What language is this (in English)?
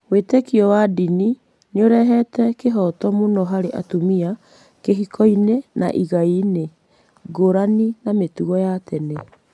Kikuyu